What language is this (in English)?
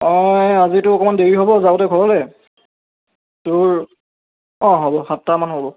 Assamese